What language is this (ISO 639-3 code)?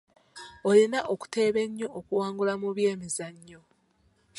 lug